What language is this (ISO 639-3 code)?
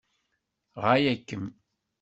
kab